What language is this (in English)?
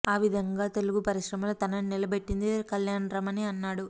Telugu